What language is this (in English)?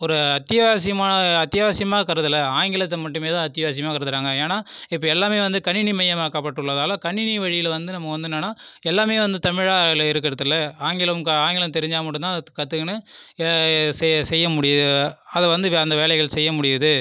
Tamil